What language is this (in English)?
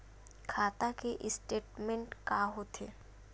Chhattisgarhi